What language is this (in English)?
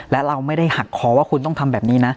Thai